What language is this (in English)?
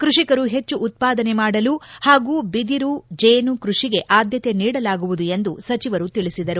Kannada